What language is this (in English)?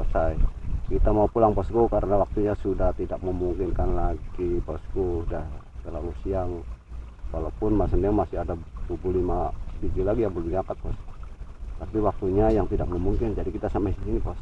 Indonesian